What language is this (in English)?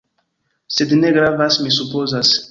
Esperanto